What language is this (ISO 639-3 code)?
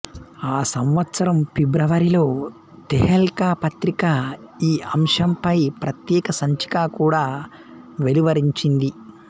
tel